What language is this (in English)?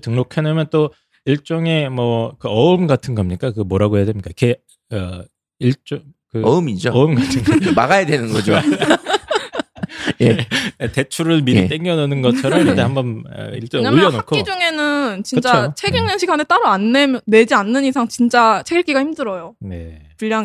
Korean